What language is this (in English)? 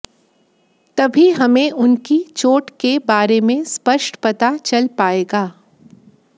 Hindi